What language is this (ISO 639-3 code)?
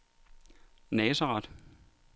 dan